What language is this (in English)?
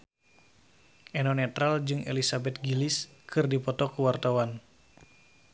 Sundanese